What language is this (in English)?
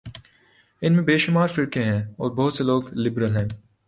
Urdu